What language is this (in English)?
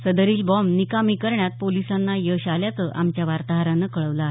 Marathi